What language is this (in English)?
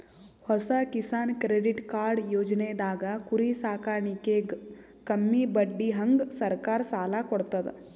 Kannada